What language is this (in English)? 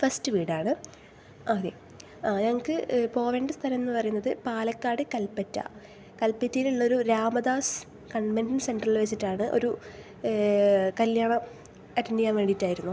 Malayalam